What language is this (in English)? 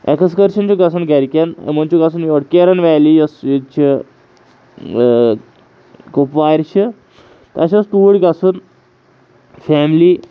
Kashmiri